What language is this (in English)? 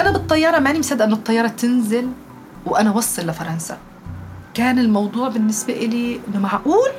Arabic